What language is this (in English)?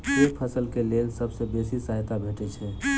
Maithili